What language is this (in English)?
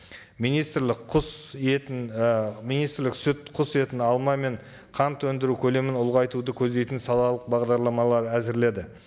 Kazakh